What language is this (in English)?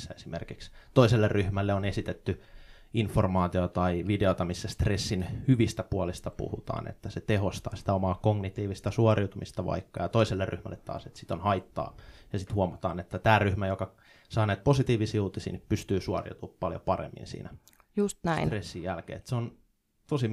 Finnish